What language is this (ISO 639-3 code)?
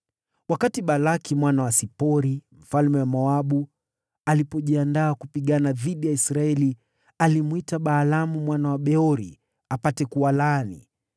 swa